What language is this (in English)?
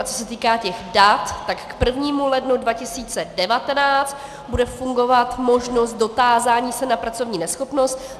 Czech